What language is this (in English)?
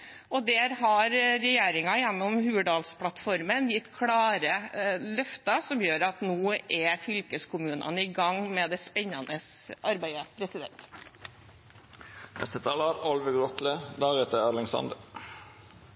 Norwegian Bokmål